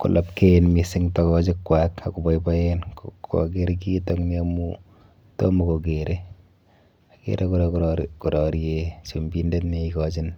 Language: Kalenjin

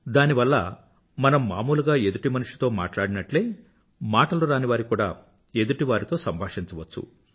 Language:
Telugu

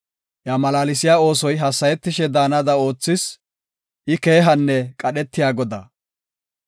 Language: Gofa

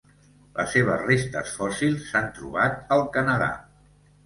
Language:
Catalan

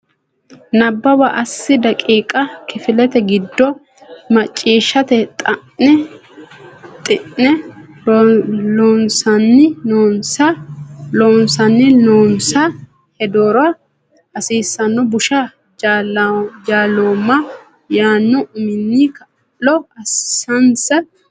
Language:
Sidamo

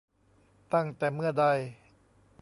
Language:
Thai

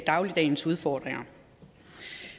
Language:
Danish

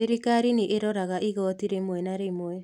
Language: Kikuyu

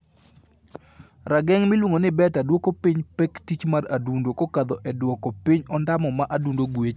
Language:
Luo (Kenya and Tanzania)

